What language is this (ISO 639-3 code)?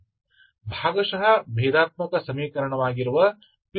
kan